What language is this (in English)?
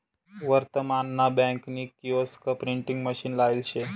Marathi